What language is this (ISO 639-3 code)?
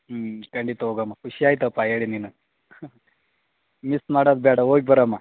kan